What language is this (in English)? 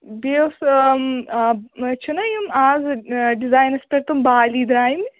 Kashmiri